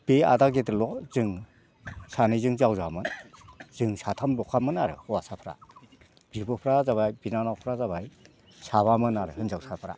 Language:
Bodo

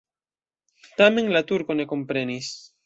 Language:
Esperanto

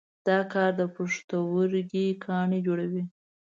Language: Pashto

